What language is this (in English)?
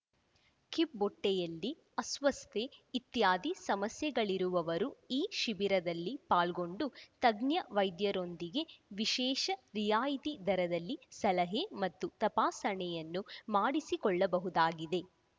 Kannada